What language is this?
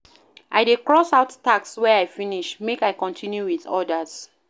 Nigerian Pidgin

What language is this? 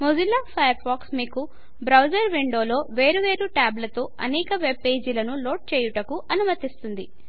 Telugu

